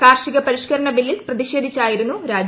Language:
Malayalam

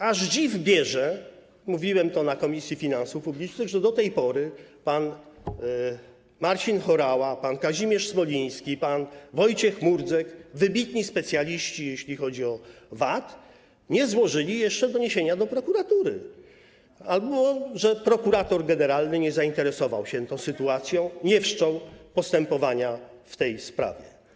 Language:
Polish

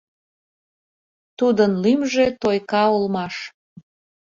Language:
Mari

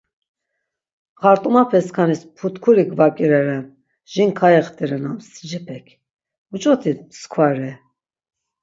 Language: Laz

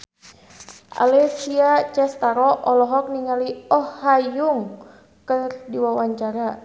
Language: Sundanese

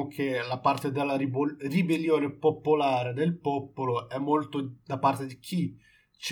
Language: Italian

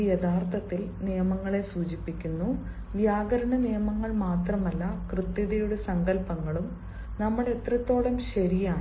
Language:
Malayalam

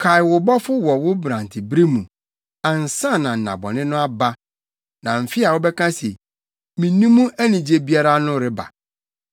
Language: Akan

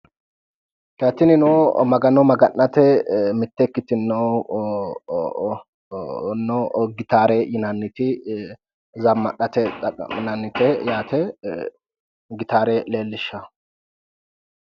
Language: Sidamo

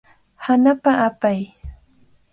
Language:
Cajatambo North Lima Quechua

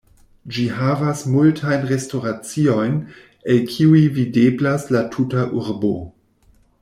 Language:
Esperanto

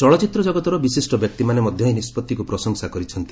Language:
Odia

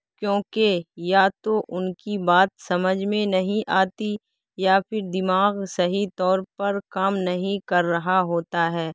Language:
Urdu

